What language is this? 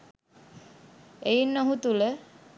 Sinhala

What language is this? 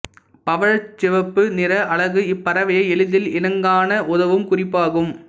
Tamil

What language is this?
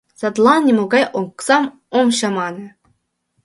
Mari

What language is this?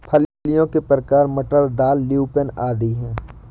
Hindi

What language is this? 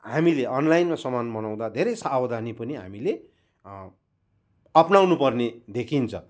Nepali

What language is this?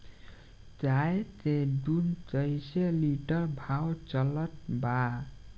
Bhojpuri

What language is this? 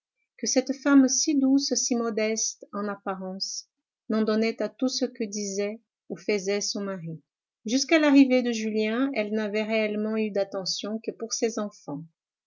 French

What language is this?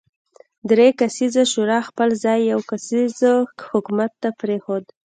Pashto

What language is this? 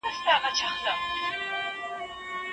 Pashto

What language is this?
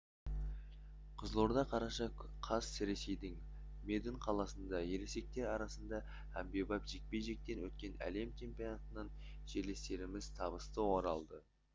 Kazakh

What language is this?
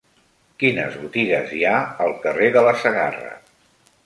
Catalan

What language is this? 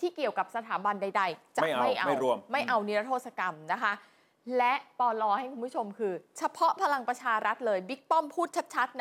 Thai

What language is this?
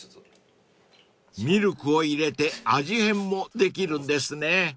Japanese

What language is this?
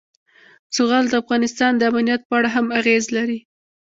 Pashto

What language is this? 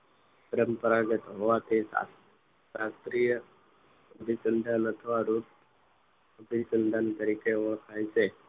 Gujarati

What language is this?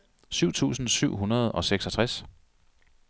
Danish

